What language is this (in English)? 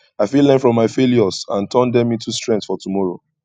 Nigerian Pidgin